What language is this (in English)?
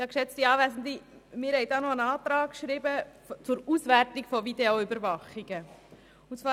Swiss German